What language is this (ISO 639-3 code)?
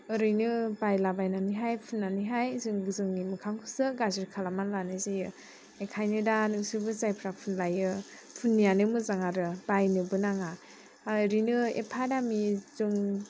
brx